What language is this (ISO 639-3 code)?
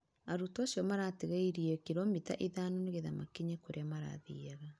kik